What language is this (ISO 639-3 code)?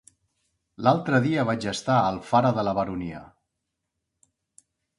cat